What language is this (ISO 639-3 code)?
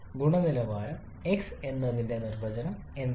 mal